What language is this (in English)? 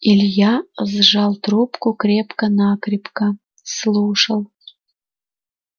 Russian